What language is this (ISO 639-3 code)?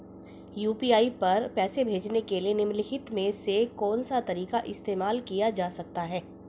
hin